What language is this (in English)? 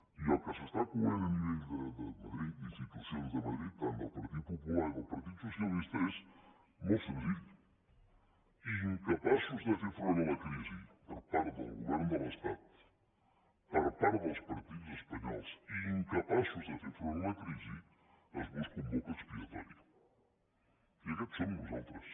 Catalan